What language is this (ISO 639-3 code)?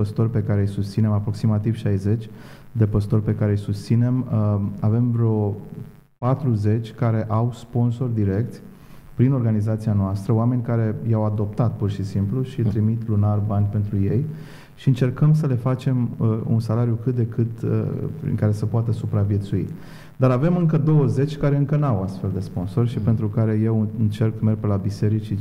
ron